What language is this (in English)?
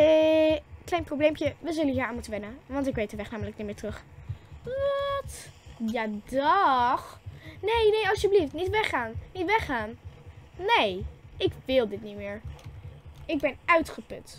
Dutch